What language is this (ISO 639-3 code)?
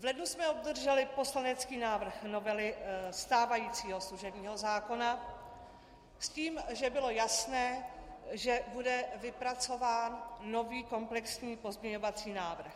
ces